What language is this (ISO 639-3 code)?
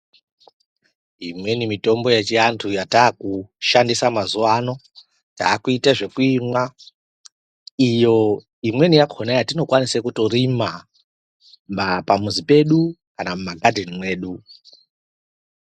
ndc